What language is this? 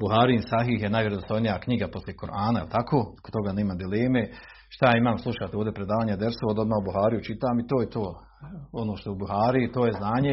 Croatian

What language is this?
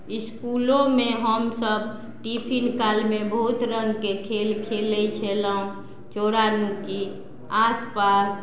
Maithili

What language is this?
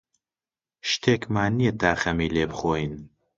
Central Kurdish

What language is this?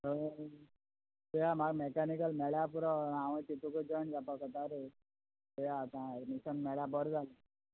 Konkani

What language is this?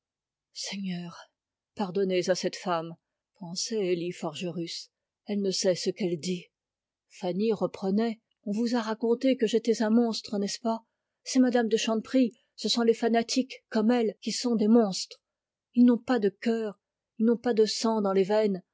French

